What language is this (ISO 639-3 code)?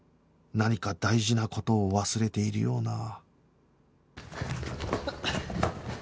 jpn